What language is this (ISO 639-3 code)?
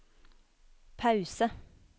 nor